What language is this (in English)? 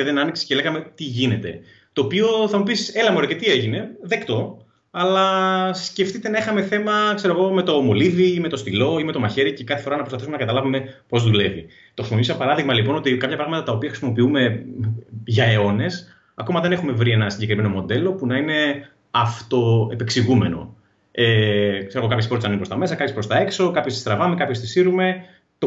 Greek